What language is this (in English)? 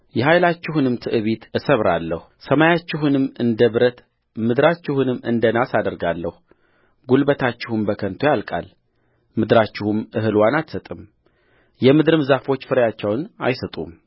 Amharic